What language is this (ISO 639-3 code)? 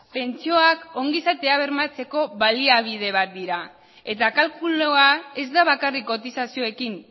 eus